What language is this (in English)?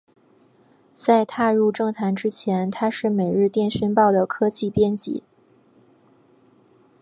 Chinese